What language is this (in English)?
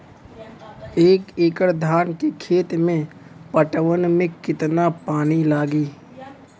Bhojpuri